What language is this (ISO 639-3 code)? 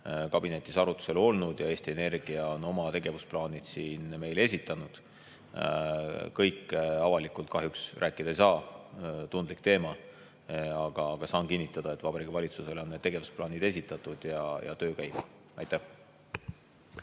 est